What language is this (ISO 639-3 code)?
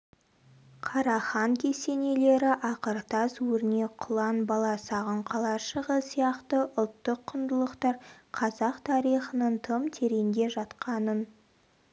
kaz